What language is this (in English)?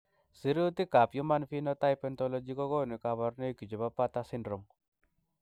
Kalenjin